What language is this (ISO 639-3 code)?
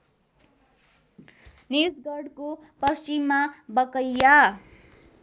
nep